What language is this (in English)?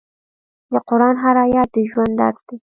Pashto